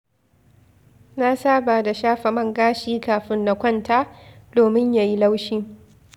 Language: Hausa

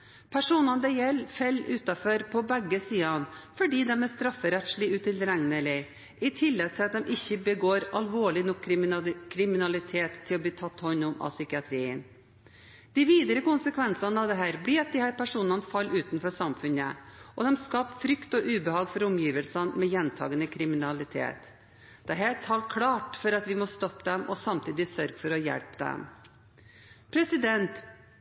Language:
Norwegian Bokmål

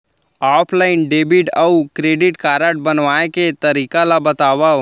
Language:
Chhattisgarhi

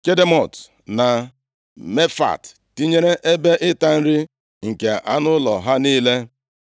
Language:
Igbo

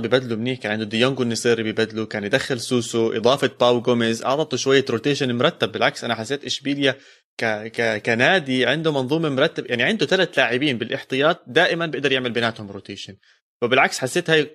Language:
Arabic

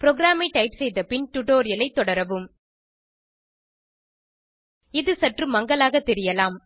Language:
Tamil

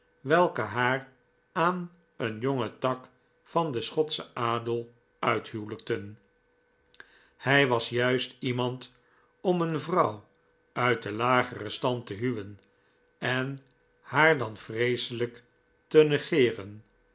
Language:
Dutch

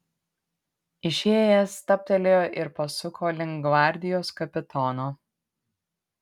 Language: Lithuanian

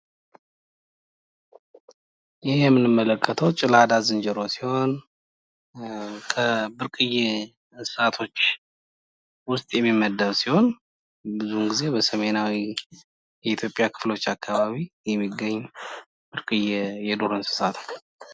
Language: Amharic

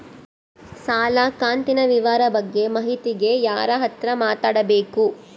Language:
Kannada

